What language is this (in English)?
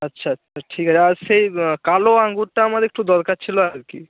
Bangla